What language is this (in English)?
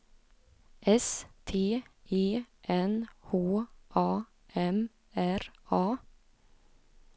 Swedish